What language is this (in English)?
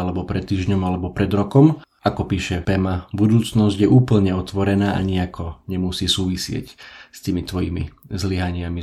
Slovak